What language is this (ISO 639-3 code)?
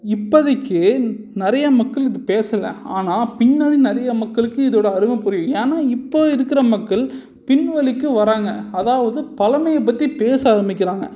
tam